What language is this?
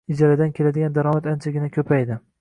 Uzbek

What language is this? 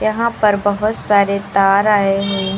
Hindi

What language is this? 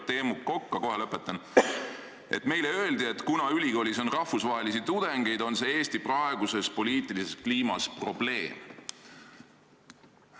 Estonian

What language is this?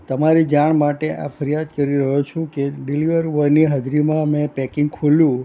Gujarati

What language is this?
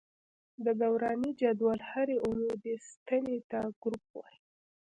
Pashto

